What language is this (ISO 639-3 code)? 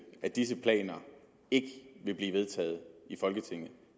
dan